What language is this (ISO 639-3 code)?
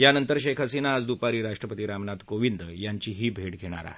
mar